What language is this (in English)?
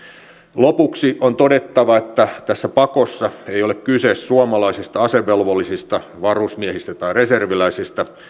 Finnish